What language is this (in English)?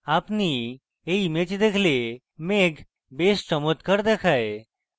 Bangla